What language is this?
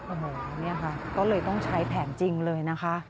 Thai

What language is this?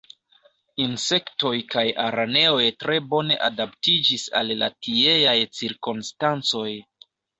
Esperanto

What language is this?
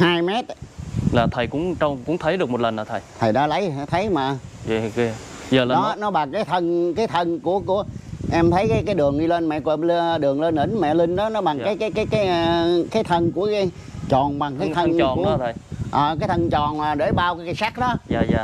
Vietnamese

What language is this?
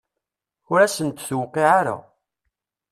Kabyle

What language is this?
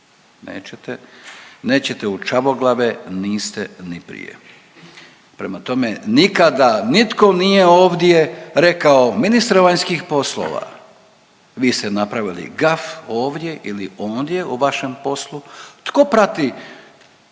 Croatian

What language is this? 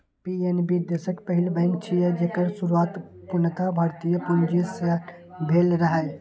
Maithili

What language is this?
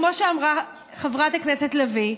Hebrew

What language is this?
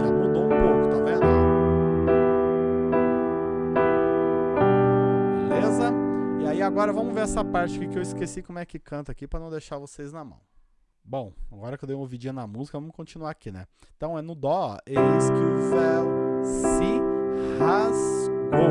Portuguese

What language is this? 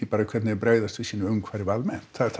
Icelandic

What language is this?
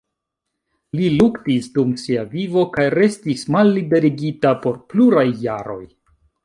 Esperanto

